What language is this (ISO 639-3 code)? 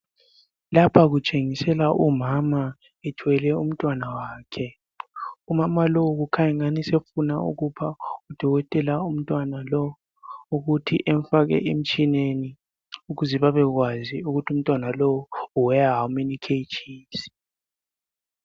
nde